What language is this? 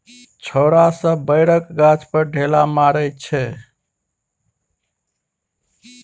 Maithili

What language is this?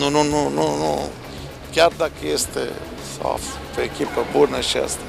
Romanian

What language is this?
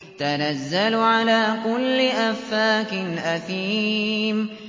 Arabic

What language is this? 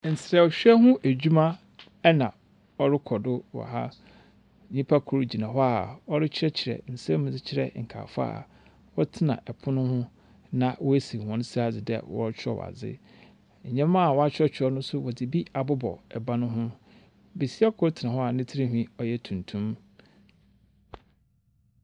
Akan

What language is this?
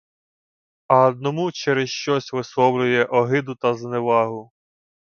Ukrainian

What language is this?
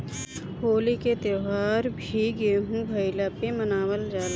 Bhojpuri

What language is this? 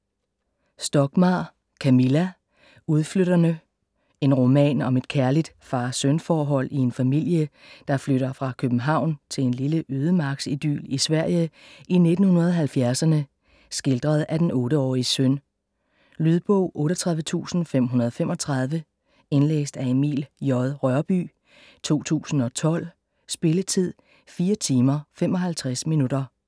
Danish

